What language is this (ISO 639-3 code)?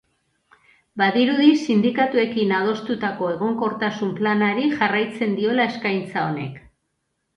eus